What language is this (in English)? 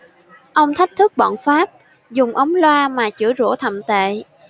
Vietnamese